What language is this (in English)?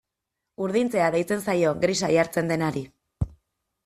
Basque